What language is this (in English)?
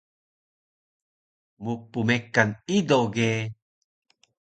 Taroko